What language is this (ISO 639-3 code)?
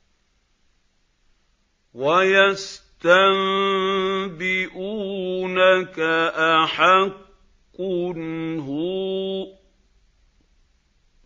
ara